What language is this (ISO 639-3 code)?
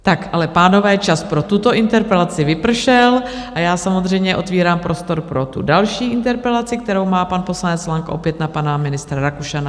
ces